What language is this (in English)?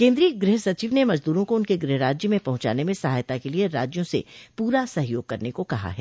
Hindi